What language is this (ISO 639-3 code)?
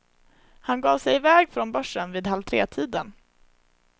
swe